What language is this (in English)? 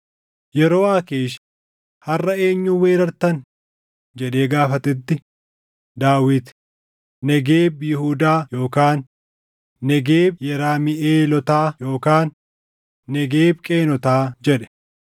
Oromo